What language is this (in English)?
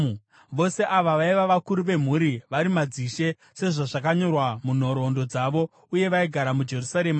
Shona